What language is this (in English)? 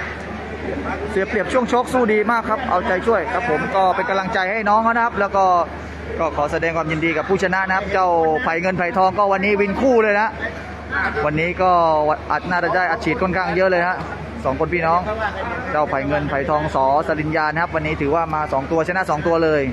Thai